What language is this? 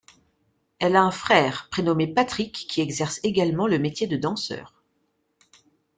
French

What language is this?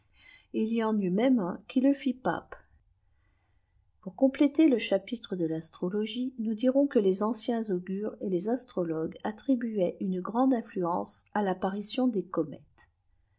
French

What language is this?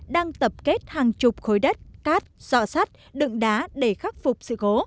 Vietnamese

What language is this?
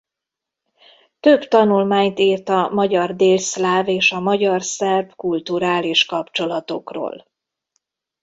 Hungarian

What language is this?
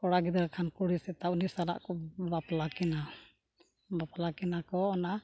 Santali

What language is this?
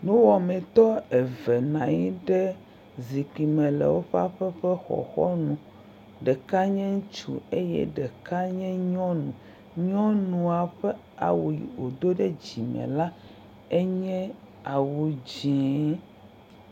Ewe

